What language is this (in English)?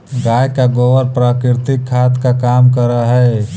Magahi